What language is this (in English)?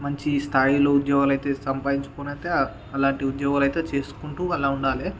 Telugu